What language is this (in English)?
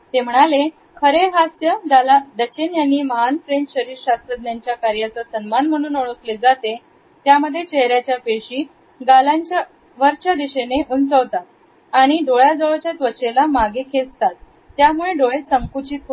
Marathi